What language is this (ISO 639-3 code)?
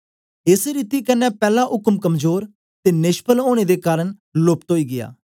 doi